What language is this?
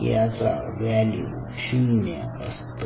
Marathi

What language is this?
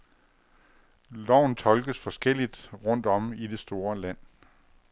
Danish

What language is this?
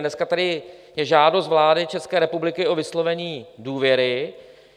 Czech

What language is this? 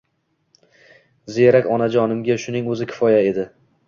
Uzbek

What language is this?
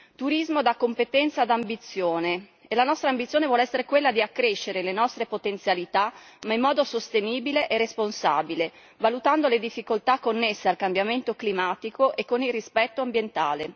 Italian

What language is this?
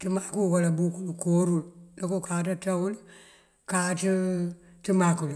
Mandjak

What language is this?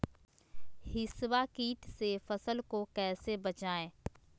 Magahi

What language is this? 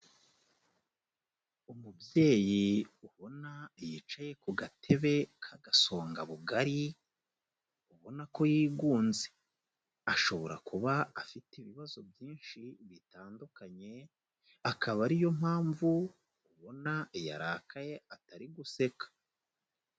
Kinyarwanda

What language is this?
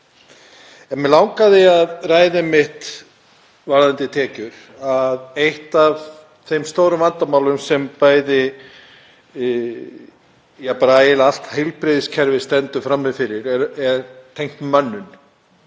Icelandic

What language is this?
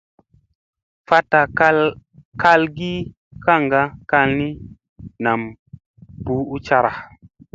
Musey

